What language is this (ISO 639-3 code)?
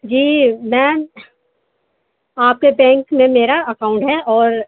urd